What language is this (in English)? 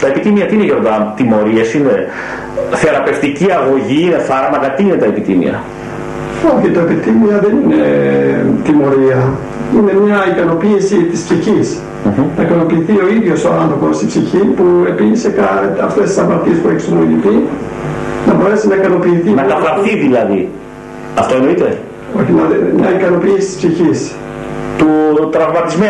Greek